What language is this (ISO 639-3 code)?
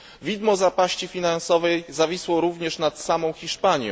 pol